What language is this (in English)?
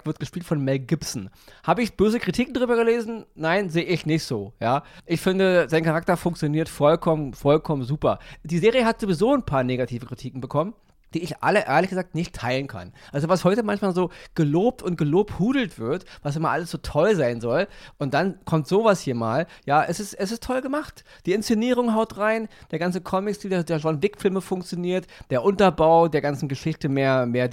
German